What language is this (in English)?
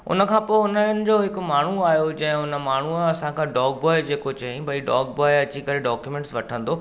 Sindhi